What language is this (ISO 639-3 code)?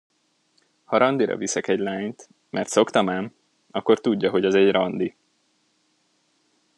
hun